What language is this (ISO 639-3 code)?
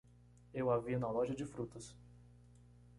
por